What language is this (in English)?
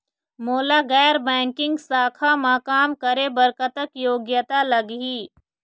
Chhattisgarhi